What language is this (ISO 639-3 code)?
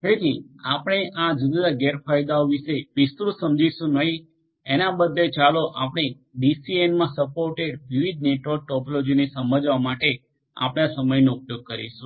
guj